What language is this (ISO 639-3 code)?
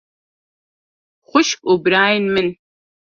kur